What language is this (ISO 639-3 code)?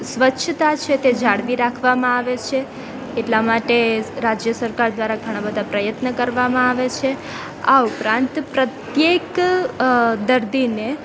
guj